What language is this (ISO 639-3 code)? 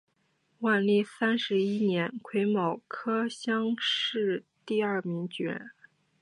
zho